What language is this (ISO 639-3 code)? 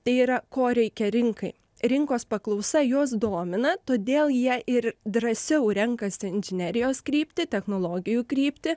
lit